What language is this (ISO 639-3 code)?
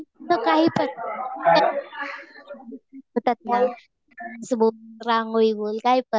mar